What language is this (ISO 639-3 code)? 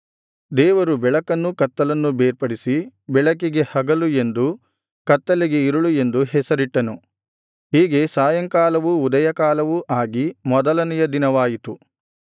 kan